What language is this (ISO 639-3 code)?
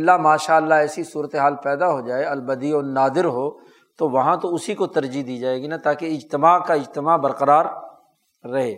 urd